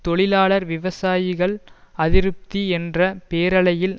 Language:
Tamil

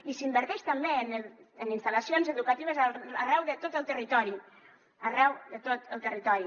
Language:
Catalan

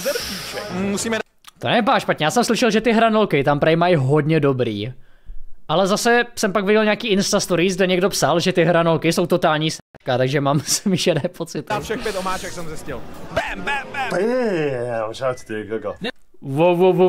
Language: Czech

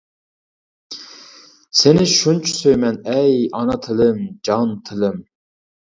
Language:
Uyghur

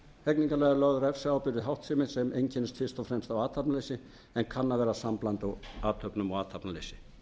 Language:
Icelandic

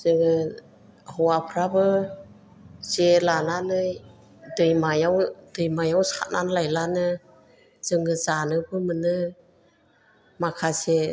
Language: Bodo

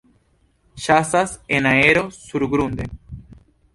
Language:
Esperanto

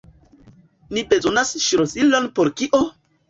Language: Esperanto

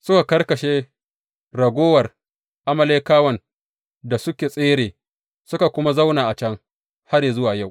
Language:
Hausa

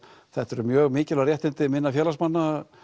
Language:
Icelandic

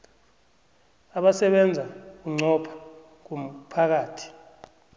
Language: South Ndebele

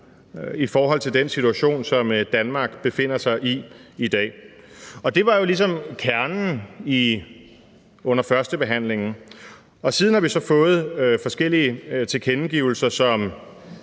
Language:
Danish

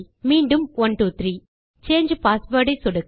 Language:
Tamil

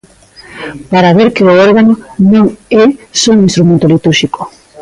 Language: Galician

